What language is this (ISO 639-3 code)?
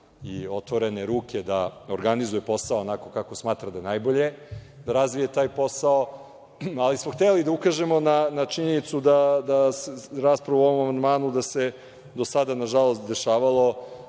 srp